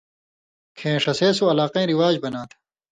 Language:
Indus Kohistani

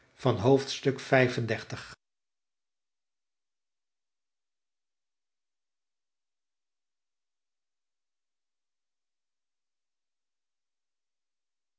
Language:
Dutch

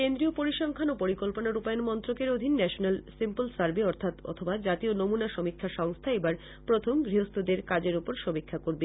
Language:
Bangla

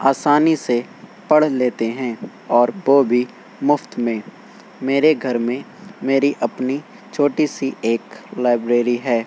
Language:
Urdu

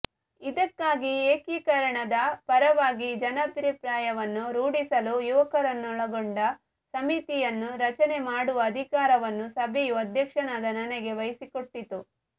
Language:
Kannada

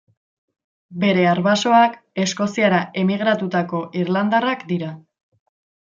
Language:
Basque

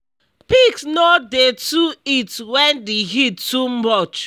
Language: Nigerian Pidgin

